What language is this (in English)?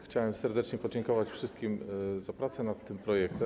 Polish